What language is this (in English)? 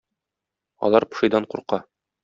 Tatar